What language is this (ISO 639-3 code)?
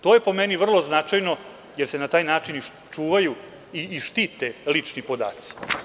srp